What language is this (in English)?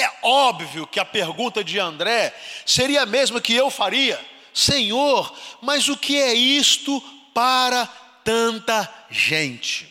Portuguese